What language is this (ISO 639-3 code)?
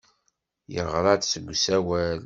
kab